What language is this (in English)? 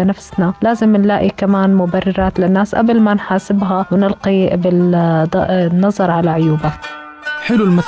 Arabic